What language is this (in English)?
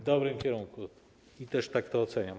Polish